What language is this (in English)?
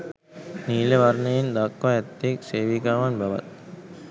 Sinhala